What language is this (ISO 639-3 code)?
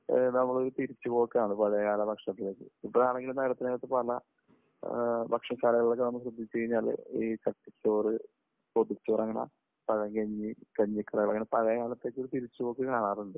mal